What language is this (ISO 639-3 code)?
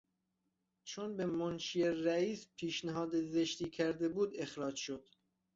fas